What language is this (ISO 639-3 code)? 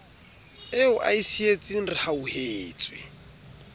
sot